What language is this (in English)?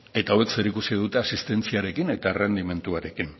Basque